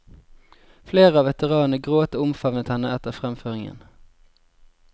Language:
Norwegian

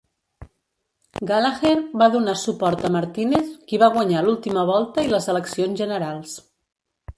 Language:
Catalan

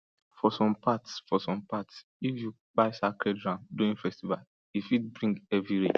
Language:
Nigerian Pidgin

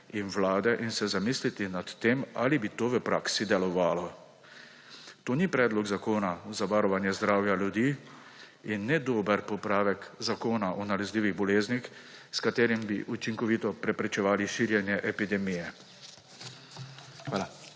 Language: Slovenian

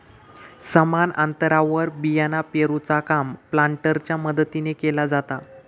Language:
Marathi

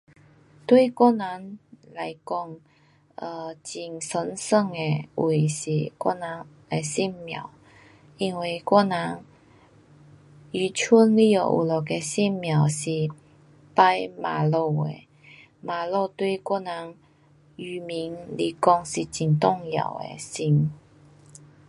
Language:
Pu-Xian Chinese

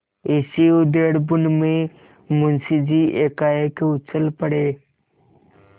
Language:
Hindi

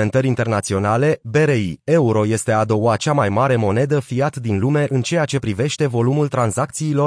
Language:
Romanian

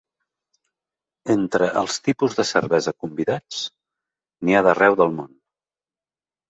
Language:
Catalan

